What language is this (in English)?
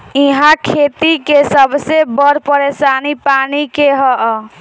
Bhojpuri